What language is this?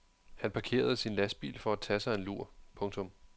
Danish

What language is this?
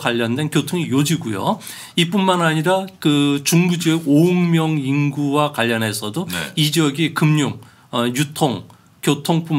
Korean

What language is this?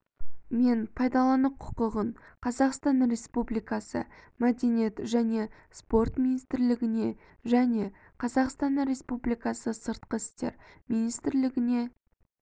Kazakh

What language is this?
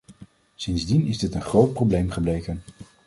Dutch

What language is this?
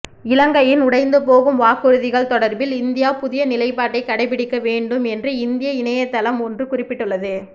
Tamil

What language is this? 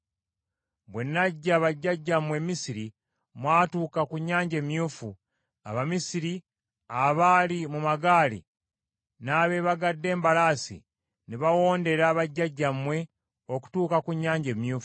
Ganda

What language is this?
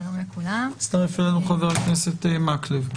Hebrew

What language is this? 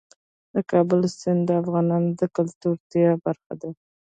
Pashto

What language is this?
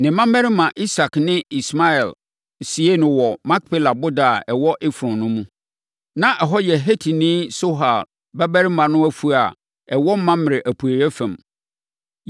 Akan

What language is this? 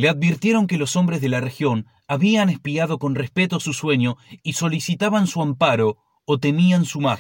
Spanish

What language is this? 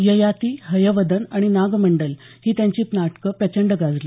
Marathi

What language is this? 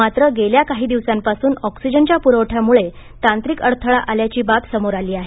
Marathi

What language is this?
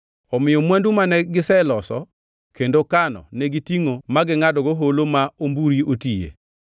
Luo (Kenya and Tanzania)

